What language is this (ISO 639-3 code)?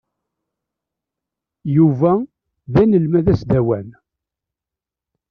kab